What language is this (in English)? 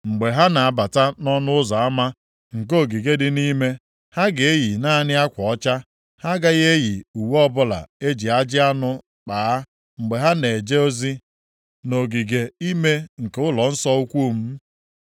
Igbo